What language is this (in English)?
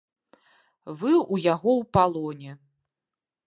Belarusian